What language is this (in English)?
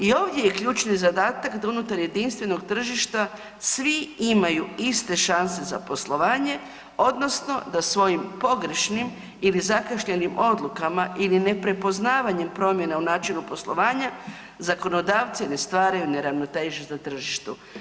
Croatian